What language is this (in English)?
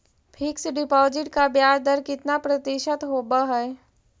Magahi